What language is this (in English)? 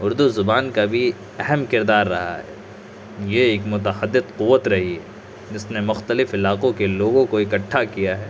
Urdu